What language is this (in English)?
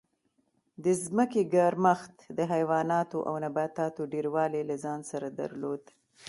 Pashto